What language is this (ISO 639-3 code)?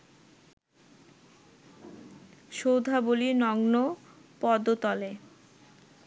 ben